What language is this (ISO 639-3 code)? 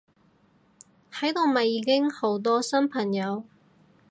yue